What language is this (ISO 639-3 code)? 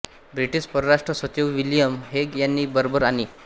mar